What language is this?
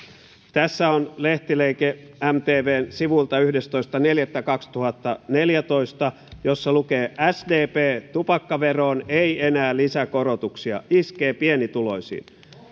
Finnish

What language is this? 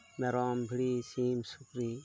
Santali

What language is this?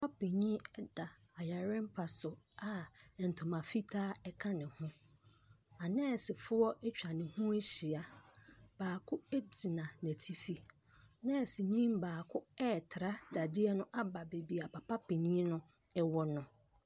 Akan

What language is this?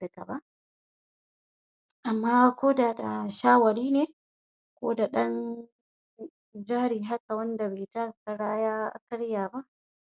Hausa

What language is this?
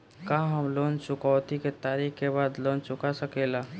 Bhojpuri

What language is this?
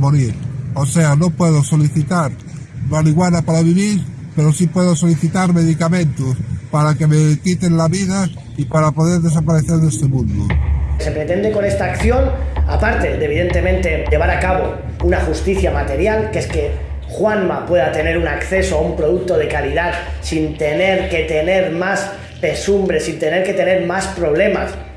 Spanish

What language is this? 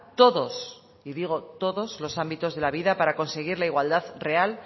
Spanish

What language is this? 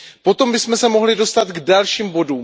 Czech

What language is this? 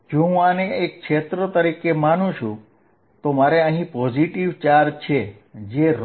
Gujarati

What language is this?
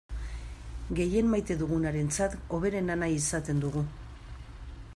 Basque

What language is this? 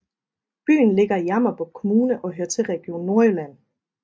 Danish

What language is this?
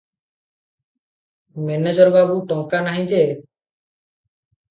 Odia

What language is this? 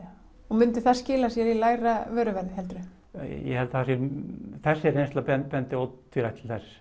Icelandic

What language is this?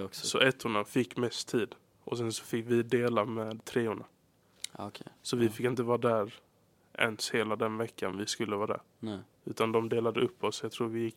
Swedish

